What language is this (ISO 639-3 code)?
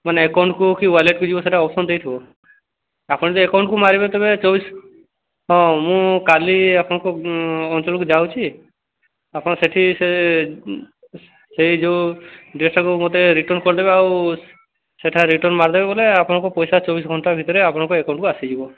ori